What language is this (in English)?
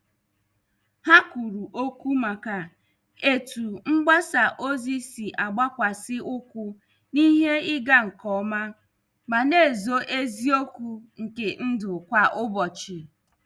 Igbo